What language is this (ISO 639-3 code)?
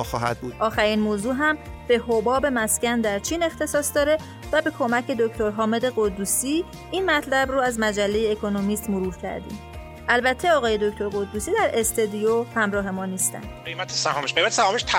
fas